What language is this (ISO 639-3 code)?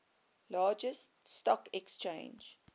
eng